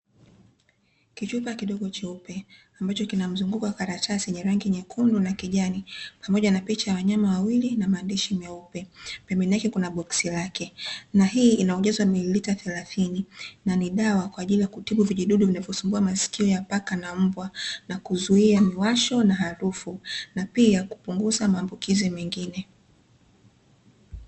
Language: Swahili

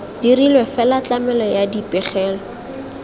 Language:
Tswana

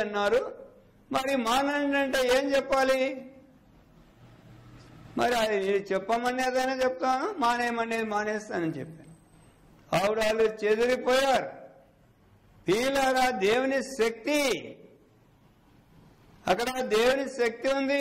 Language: Hindi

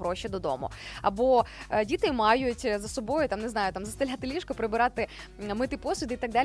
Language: Ukrainian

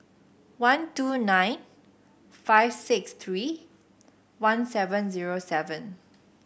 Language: English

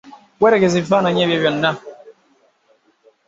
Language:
Ganda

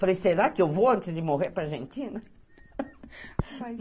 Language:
Portuguese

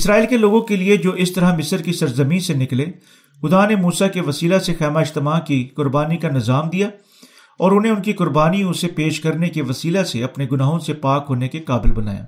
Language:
Urdu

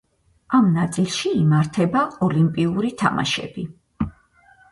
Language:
Georgian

